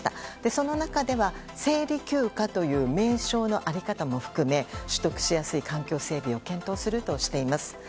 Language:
Japanese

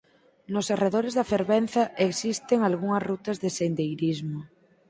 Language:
Galician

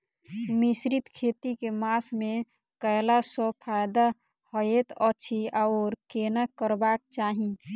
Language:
Maithili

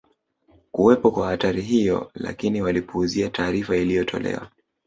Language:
Swahili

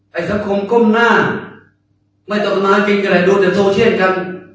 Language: Thai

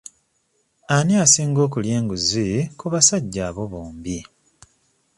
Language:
Ganda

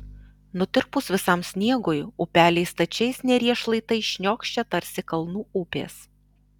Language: Lithuanian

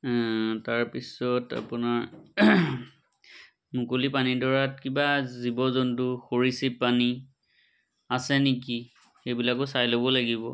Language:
Assamese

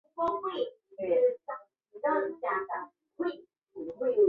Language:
Chinese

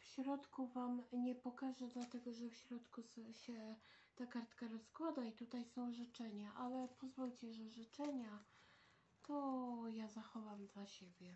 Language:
Polish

